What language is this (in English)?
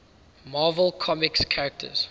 English